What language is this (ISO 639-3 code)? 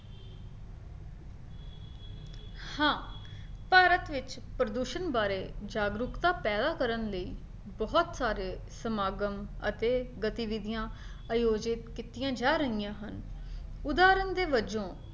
pan